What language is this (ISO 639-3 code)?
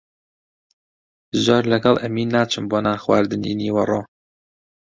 ckb